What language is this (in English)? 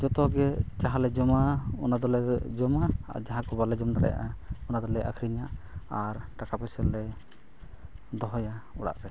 Santali